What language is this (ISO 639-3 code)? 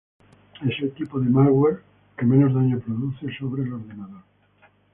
spa